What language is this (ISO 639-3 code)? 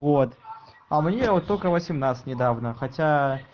rus